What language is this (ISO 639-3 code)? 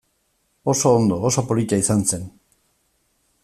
eus